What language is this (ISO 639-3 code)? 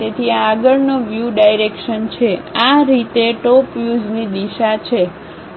guj